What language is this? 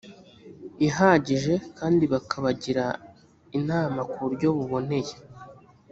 Kinyarwanda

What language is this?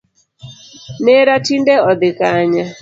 Luo (Kenya and Tanzania)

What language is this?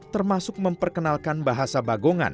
Indonesian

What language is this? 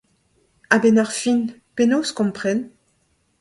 Breton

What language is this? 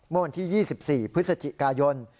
Thai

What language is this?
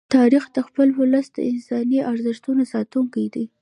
Pashto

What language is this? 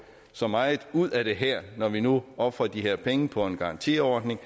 Danish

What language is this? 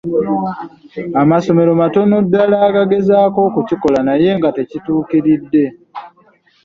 Ganda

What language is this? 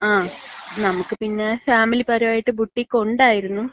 Malayalam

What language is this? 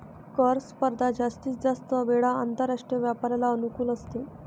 Marathi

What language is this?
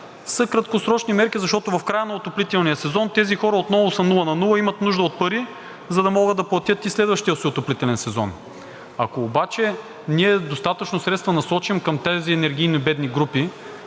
Bulgarian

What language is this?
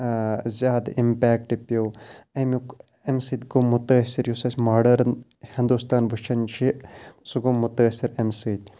Kashmiri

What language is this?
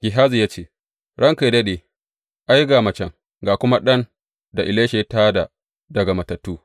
Hausa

